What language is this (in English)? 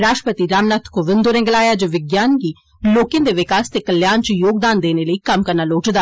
Dogri